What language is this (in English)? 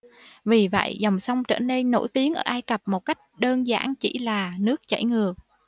Vietnamese